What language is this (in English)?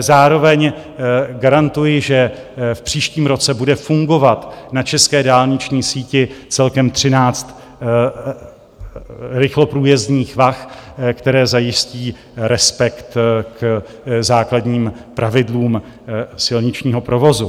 Czech